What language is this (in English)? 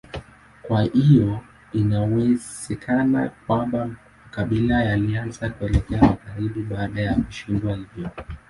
Swahili